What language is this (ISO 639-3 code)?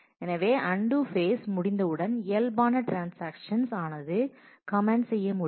tam